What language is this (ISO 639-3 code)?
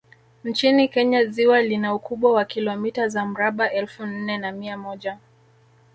swa